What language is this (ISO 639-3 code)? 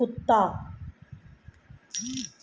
pan